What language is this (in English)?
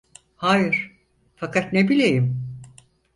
Turkish